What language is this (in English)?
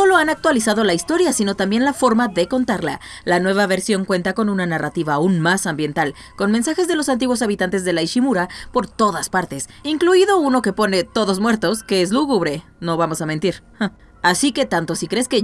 Spanish